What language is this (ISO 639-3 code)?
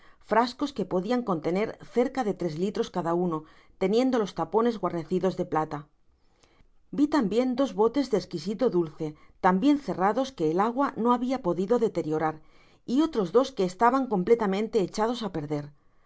spa